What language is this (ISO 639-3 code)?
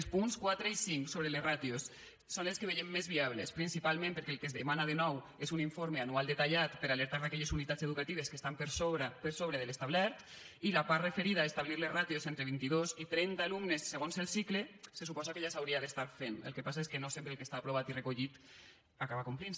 cat